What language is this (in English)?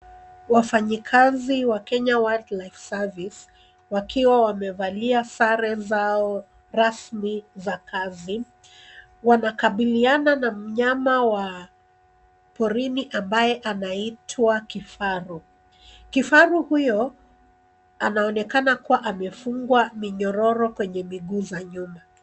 Swahili